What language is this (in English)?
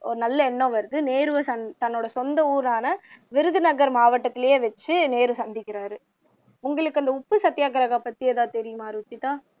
Tamil